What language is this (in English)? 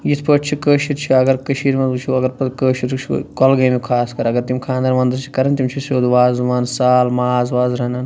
Kashmiri